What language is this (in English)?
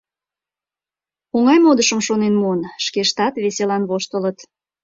Mari